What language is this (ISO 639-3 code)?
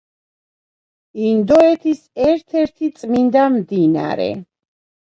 kat